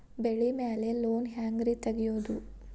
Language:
Kannada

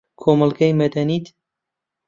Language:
Central Kurdish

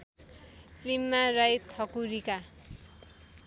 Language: Nepali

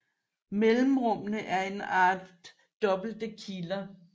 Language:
Danish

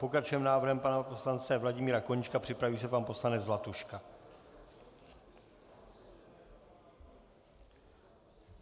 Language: Czech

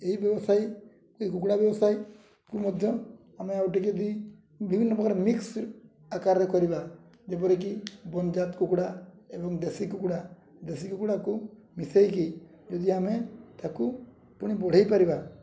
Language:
Odia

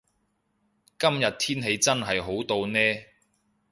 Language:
Cantonese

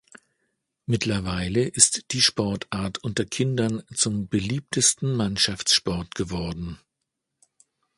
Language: German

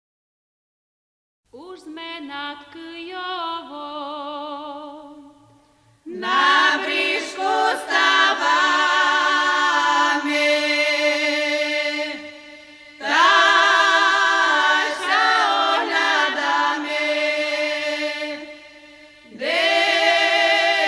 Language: Slovak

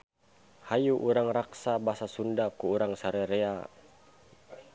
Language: Sundanese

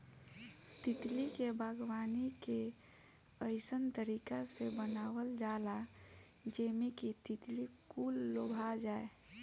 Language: Bhojpuri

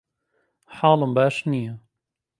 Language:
Central Kurdish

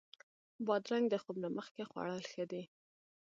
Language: Pashto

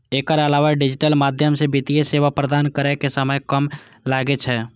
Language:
Maithili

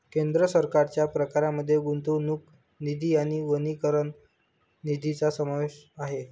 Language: Marathi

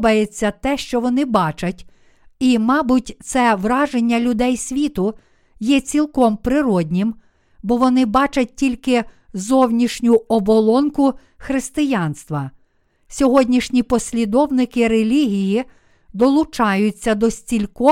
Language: Ukrainian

